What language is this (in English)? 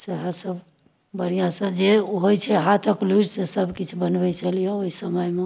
Maithili